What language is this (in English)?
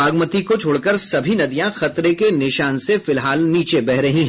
Hindi